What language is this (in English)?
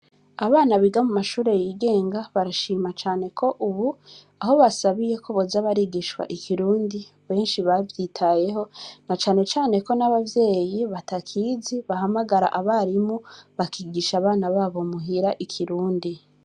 Rundi